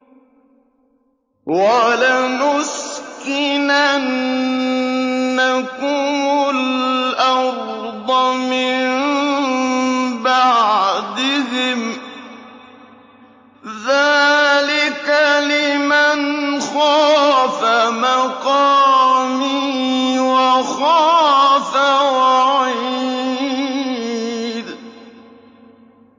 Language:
Arabic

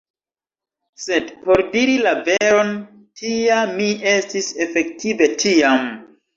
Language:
Esperanto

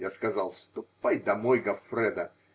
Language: Russian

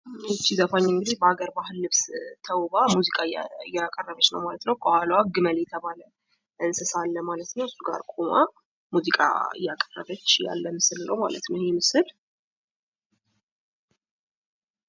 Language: Amharic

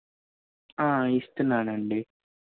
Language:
Telugu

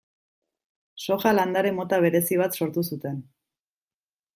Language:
Basque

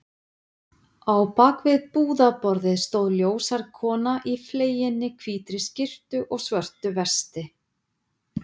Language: Icelandic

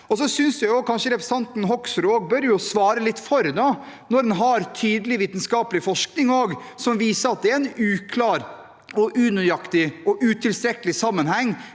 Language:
Norwegian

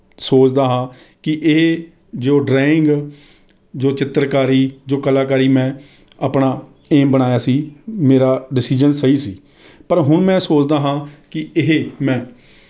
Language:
Punjabi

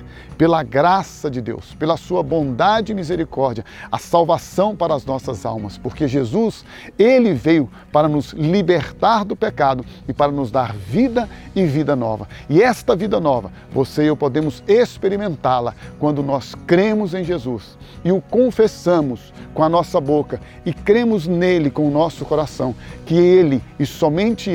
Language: Portuguese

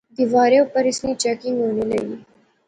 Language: Pahari-Potwari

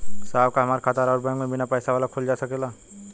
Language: Bhojpuri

